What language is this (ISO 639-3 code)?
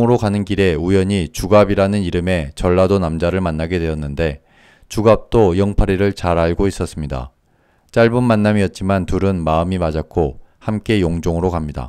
kor